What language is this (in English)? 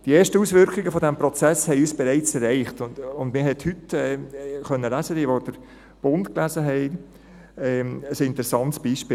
Swiss German